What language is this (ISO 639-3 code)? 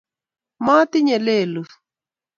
kln